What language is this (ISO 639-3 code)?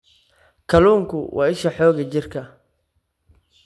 som